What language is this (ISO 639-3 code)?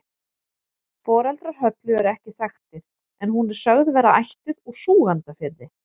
isl